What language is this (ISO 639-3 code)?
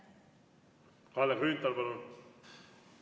est